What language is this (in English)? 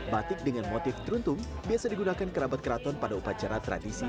Indonesian